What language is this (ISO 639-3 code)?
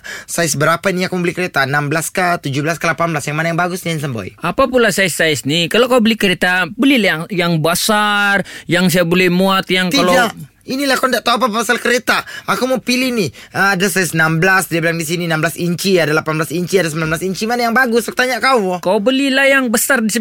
msa